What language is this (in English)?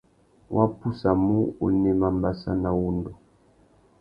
Tuki